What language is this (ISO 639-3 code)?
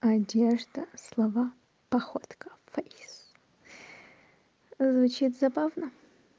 rus